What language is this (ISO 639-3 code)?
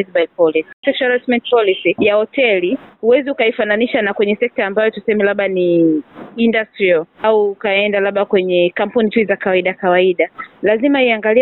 swa